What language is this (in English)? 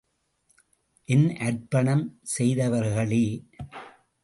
Tamil